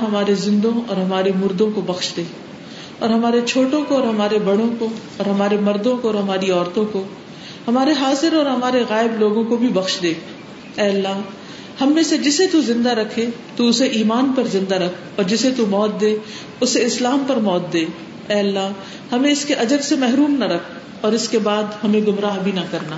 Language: Urdu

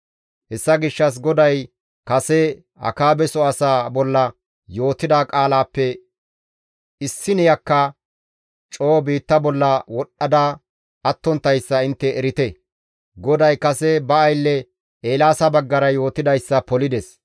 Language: Gamo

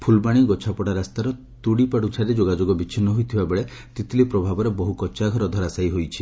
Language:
Odia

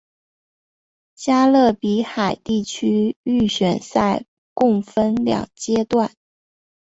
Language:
Chinese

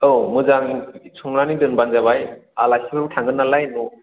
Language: Bodo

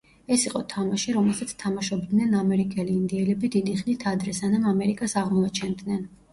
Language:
Georgian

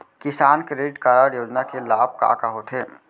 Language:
Chhattisgarhi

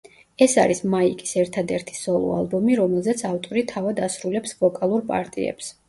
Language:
Georgian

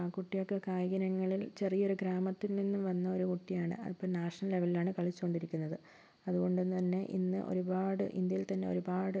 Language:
Malayalam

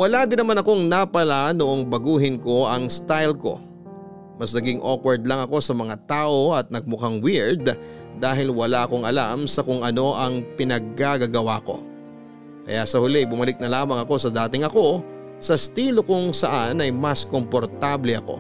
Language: Filipino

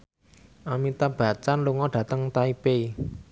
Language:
Javanese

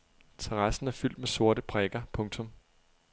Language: Danish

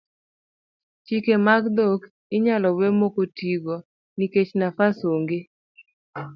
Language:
Luo (Kenya and Tanzania)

